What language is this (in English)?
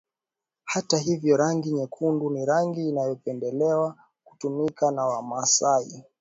Swahili